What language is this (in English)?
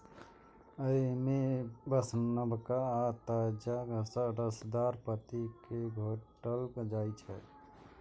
Maithili